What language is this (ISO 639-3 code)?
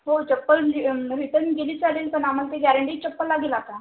mar